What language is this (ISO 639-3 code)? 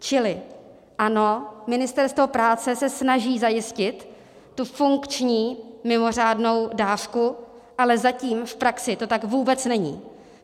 ces